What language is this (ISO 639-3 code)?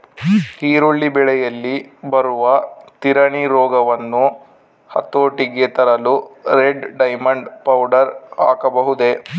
kan